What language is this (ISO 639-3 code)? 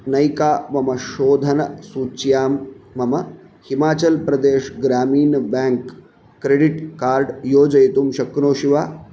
san